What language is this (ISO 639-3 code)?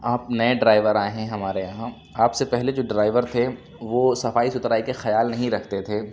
urd